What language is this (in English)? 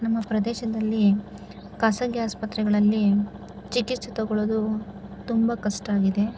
Kannada